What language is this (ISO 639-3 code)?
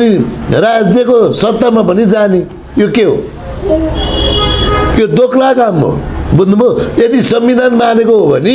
ron